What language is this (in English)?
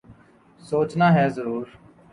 Urdu